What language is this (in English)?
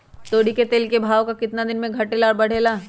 Magahi